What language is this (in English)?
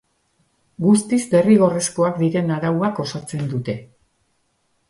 Basque